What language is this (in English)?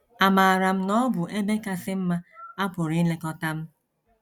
Igbo